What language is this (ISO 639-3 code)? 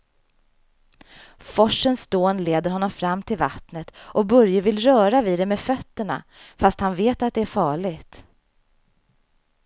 swe